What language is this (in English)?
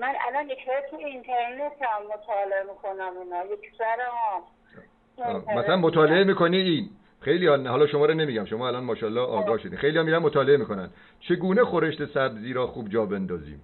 Persian